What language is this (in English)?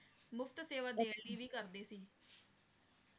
Punjabi